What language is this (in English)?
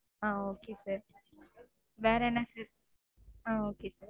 Tamil